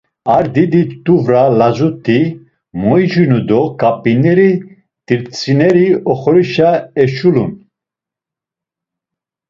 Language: Laz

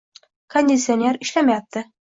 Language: Uzbek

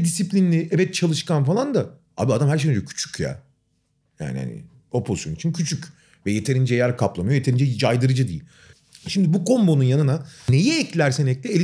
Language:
Turkish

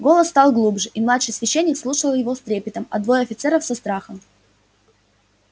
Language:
Russian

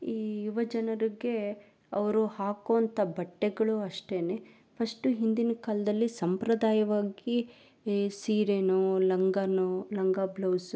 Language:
Kannada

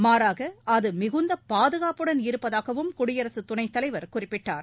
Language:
Tamil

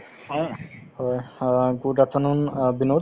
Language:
Assamese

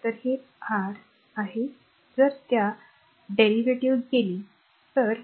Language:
Marathi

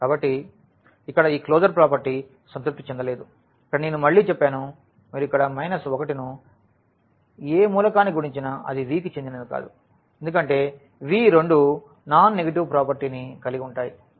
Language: Telugu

